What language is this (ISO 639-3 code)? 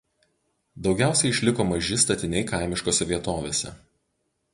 lit